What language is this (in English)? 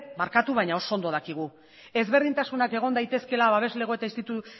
Basque